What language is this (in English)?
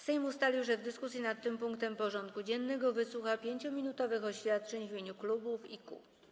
Polish